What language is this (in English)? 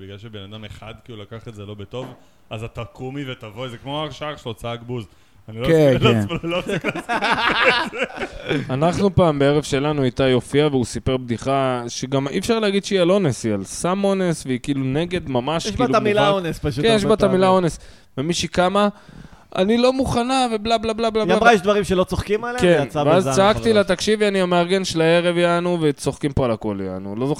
Hebrew